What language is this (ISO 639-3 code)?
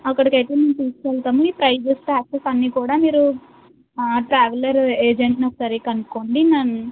tel